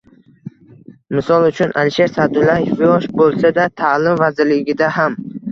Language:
Uzbek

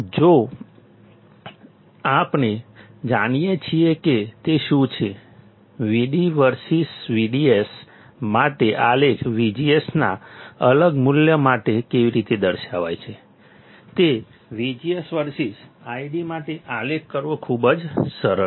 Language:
Gujarati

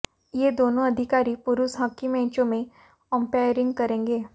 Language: Hindi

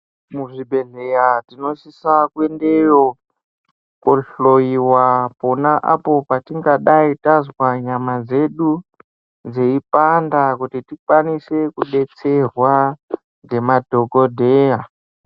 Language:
Ndau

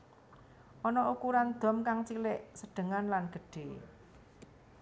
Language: Javanese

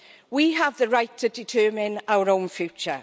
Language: English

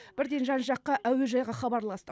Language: Kazakh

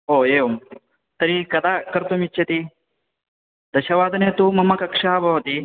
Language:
Sanskrit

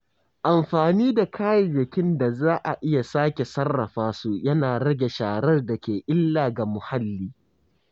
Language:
Hausa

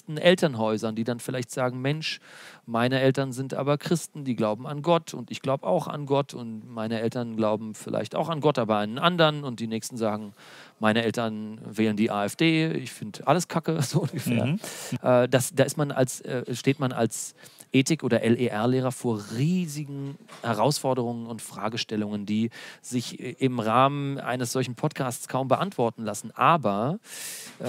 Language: German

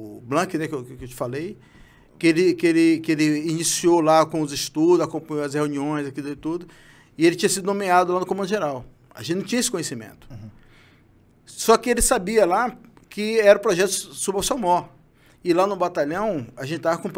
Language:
Portuguese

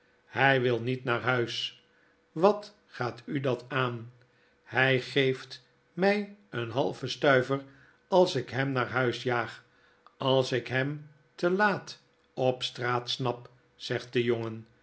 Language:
Dutch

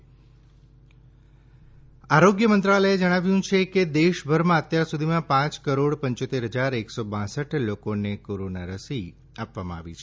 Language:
Gujarati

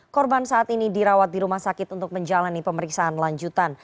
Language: Indonesian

